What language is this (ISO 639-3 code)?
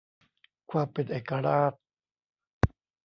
tha